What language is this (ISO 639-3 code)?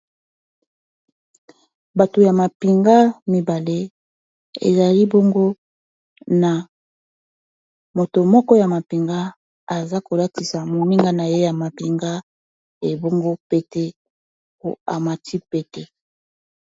lin